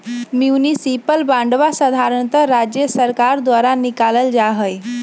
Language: Magahi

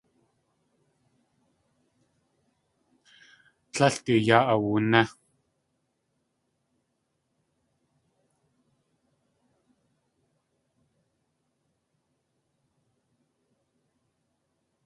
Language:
Tlingit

